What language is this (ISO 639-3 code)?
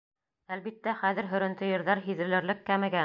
bak